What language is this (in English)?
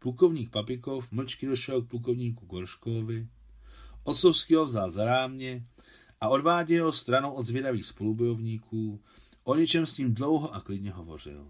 Czech